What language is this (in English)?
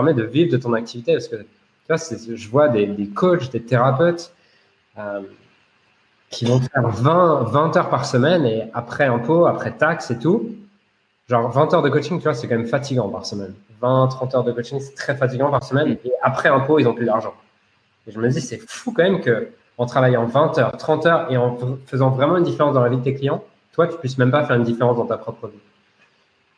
French